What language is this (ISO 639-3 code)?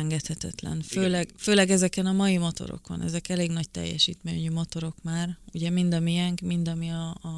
hun